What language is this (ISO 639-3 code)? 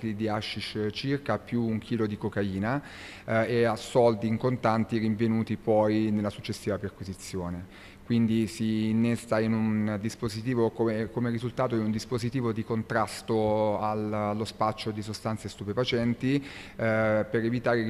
ita